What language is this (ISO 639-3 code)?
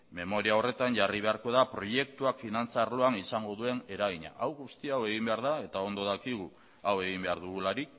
eus